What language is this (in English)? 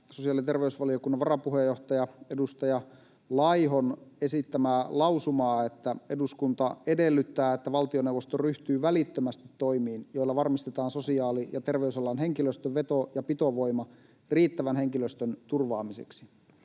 Finnish